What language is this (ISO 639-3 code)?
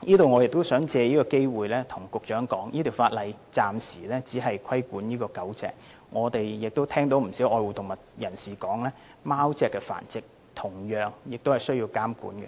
yue